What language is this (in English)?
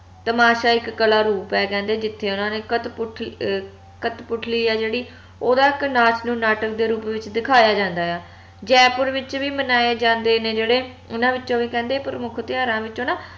Punjabi